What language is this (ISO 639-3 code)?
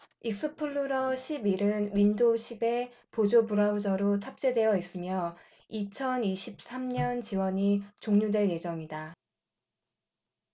kor